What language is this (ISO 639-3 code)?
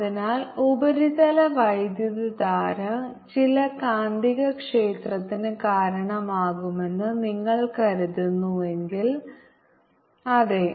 mal